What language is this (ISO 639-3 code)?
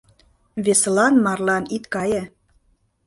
chm